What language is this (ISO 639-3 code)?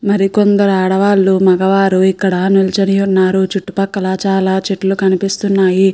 tel